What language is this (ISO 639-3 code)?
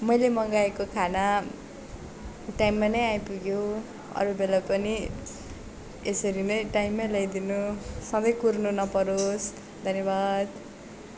nep